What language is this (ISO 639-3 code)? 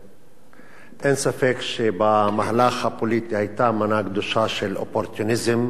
heb